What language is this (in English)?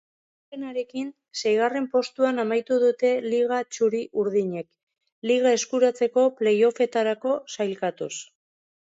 Basque